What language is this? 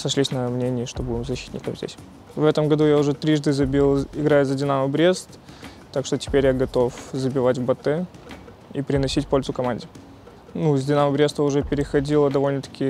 Russian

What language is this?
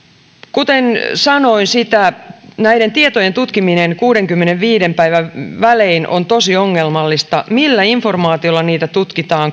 Finnish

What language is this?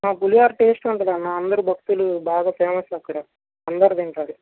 Telugu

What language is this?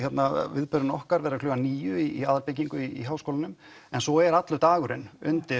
Icelandic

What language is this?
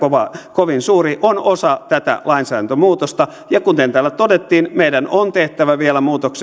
Finnish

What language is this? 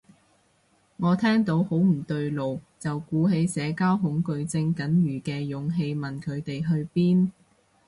Cantonese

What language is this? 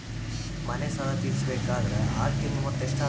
Kannada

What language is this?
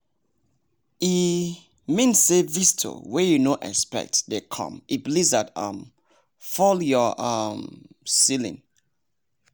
Nigerian Pidgin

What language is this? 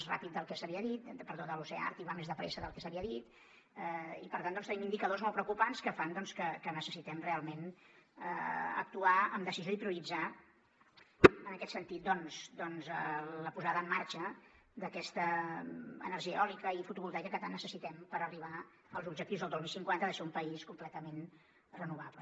Catalan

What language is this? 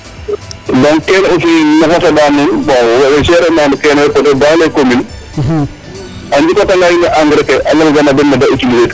Serer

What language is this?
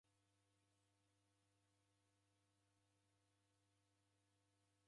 Taita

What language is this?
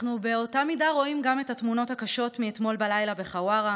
Hebrew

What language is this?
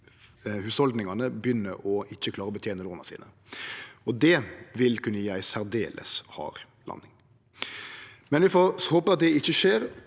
Norwegian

